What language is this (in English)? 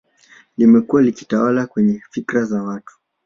Swahili